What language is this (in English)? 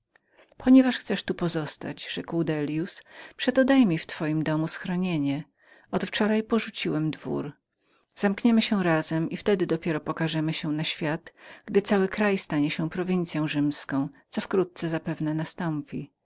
Polish